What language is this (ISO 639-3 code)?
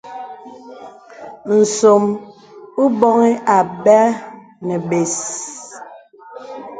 beb